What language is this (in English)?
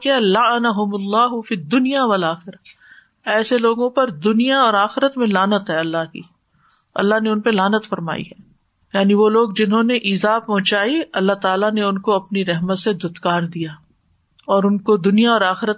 Urdu